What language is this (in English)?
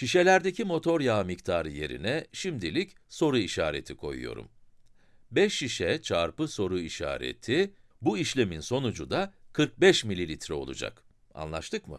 Turkish